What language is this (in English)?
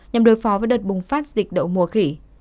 Vietnamese